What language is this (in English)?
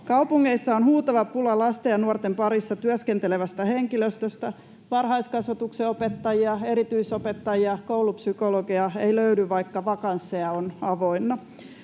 Finnish